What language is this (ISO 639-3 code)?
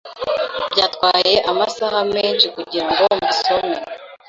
kin